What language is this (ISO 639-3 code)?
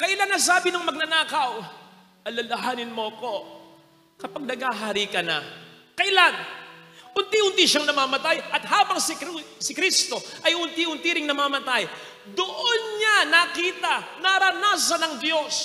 fil